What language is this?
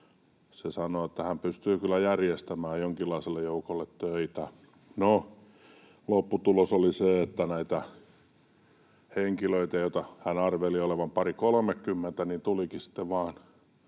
Finnish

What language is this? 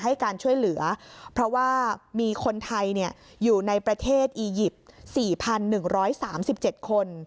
Thai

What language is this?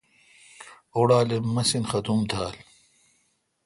Kalkoti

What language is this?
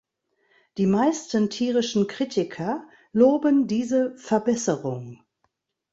German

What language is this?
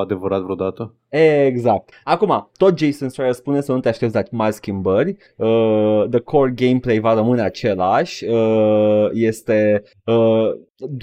Romanian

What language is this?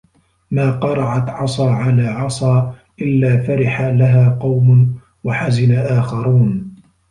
Arabic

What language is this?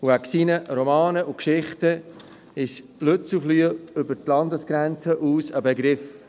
Swiss German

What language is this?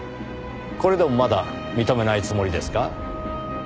Japanese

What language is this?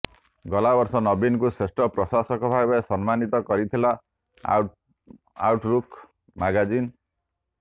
Odia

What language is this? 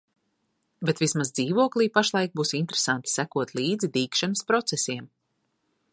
Latvian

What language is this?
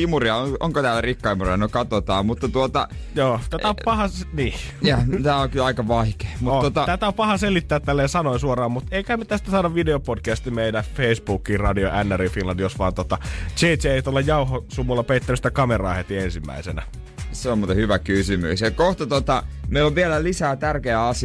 Finnish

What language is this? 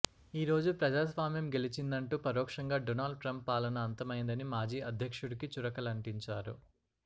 Telugu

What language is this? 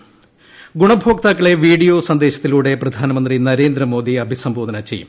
Malayalam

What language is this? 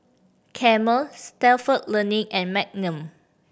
English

